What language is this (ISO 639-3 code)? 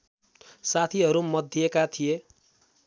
nep